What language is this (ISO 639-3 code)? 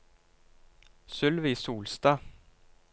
nor